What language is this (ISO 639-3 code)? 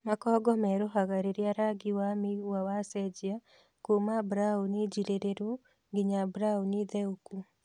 kik